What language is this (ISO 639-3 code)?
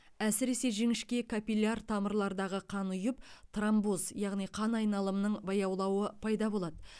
kaz